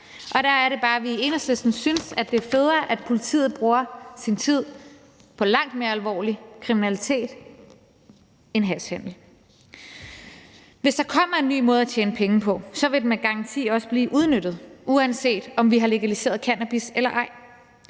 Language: Danish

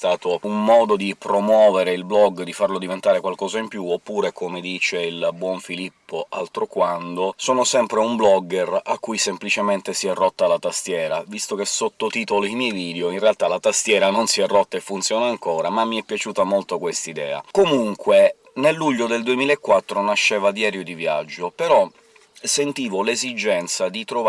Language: Italian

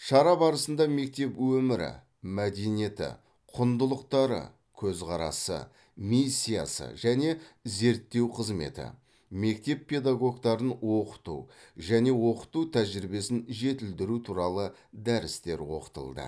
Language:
Kazakh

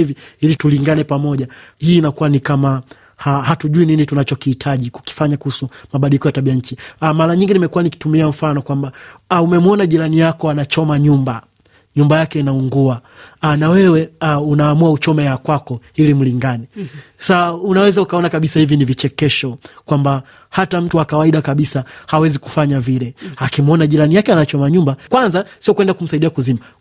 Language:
Swahili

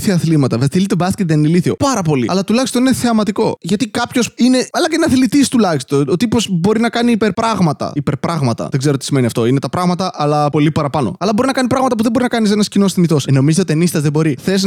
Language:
Greek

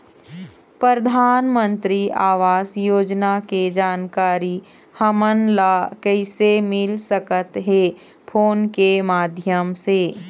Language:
Chhattisgarhi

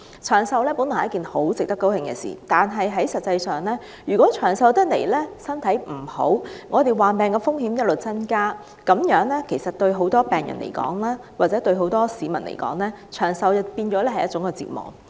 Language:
Cantonese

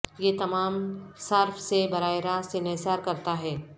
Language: Urdu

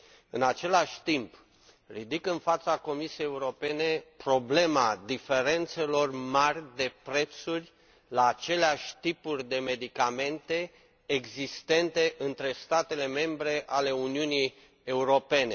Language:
Romanian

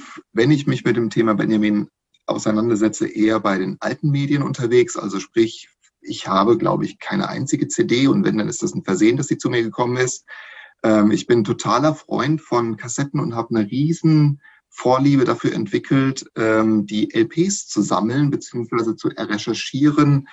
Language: German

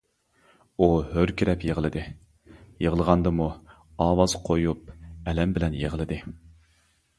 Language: Uyghur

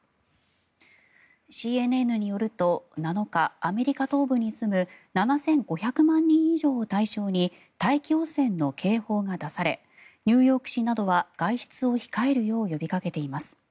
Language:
Japanese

